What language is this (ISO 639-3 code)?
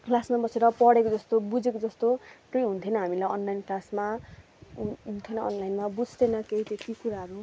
nep